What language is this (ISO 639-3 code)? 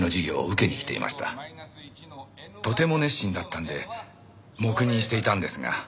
jpn